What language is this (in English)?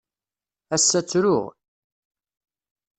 Kabyle